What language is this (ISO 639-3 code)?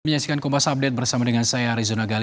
ind